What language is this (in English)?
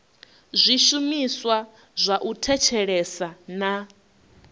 Venda